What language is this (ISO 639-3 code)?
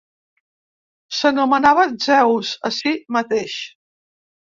cat